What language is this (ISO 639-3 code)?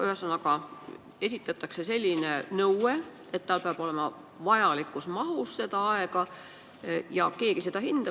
est